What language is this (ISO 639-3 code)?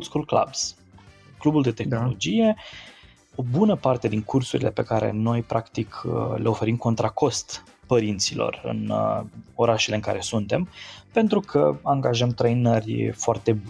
ron